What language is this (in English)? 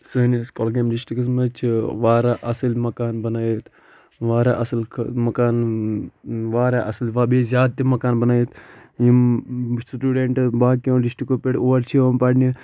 Kashmiri